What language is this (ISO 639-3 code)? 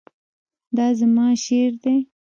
pus